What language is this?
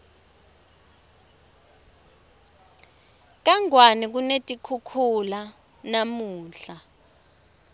Swati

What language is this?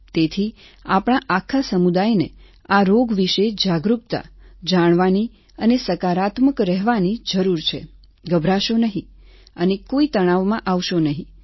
Gujarati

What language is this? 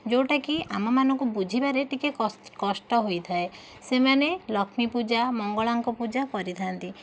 Odia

